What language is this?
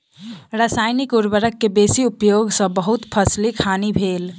Maithili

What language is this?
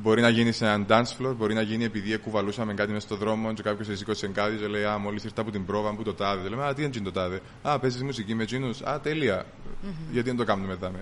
Greek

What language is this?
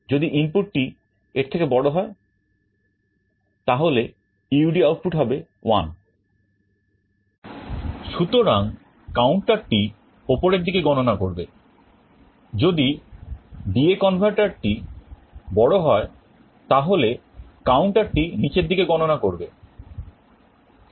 Bangla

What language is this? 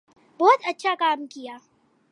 Urdu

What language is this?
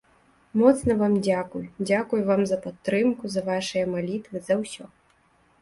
Belarusian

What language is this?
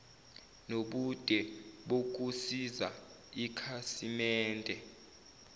Zulu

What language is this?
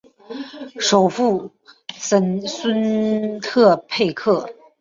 Chinese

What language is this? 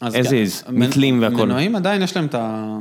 Hebrew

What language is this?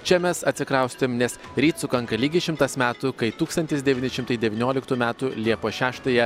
Lithuanian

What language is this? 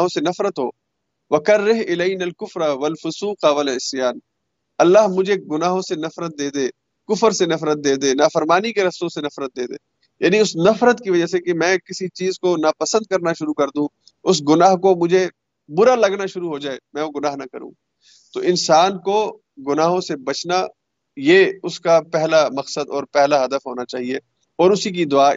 Urdu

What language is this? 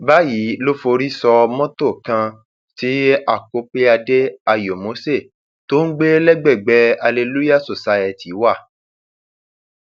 Yoruba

